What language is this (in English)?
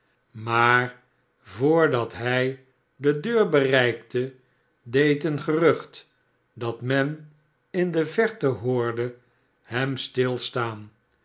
Dutch